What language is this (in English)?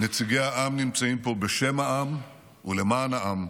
Hebrew